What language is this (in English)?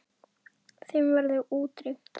Icelandic